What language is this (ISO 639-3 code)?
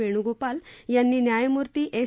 mar